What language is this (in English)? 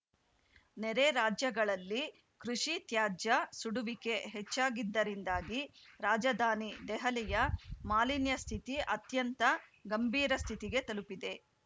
Kannada